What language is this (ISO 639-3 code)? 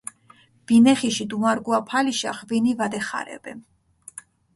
xmf